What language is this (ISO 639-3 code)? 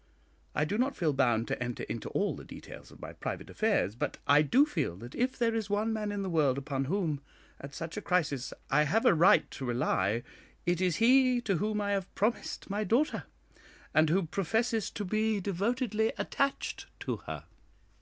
eng